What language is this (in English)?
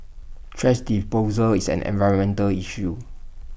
English